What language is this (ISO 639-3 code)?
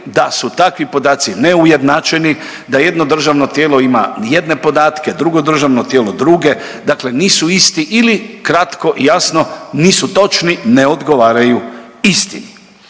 hrv